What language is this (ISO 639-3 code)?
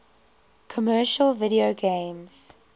eng